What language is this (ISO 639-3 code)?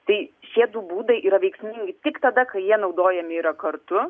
lit